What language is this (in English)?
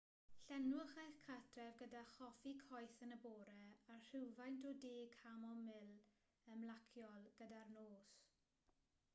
Welsh